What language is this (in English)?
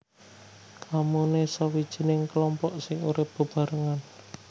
Javanese